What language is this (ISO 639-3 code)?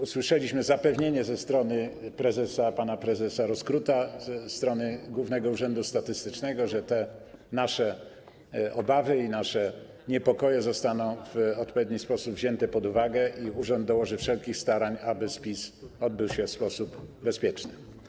pol